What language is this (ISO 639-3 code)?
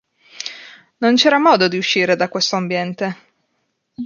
ita